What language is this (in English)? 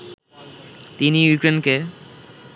Bangla